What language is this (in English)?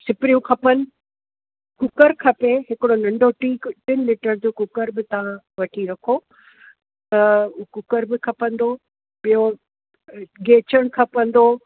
Sindhi